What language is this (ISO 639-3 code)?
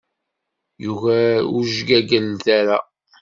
kab